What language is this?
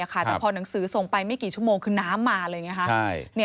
Thai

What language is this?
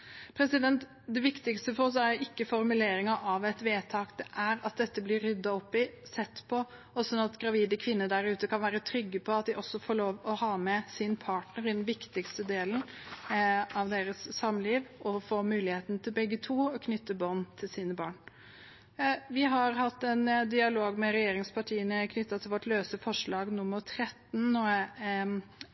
Norwegian Bokmål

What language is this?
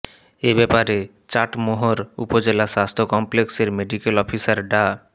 Bangla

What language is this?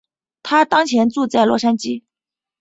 Chinese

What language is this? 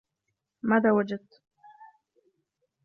Arabic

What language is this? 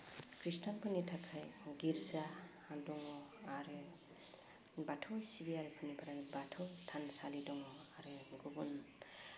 Bodo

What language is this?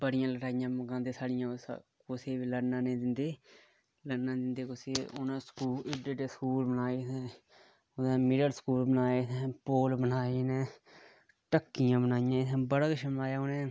Dogri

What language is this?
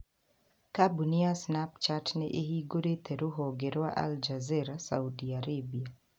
Kikuyu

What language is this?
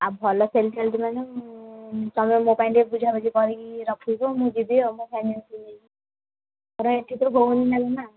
Odia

